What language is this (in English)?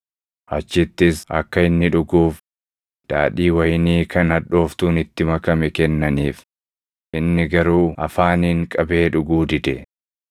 Oromo